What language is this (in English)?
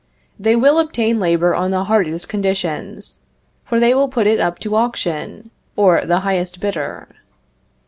English